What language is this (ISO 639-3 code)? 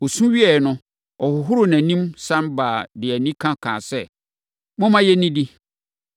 aka